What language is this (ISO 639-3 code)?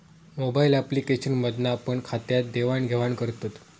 mar